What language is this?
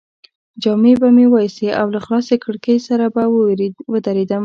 Pashto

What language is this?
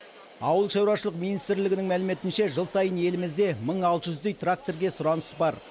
Kazakh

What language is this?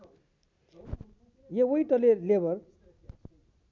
Nepali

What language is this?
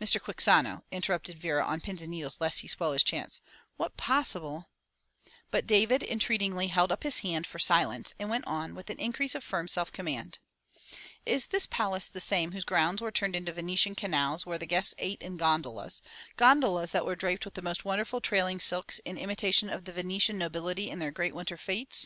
English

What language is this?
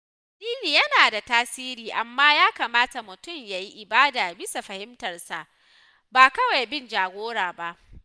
Hausa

